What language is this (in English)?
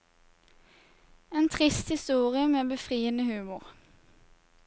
Norwegian